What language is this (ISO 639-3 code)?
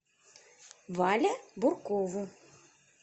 rus